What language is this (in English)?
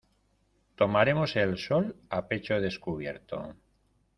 Spanish